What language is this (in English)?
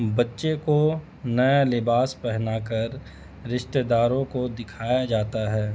Urdu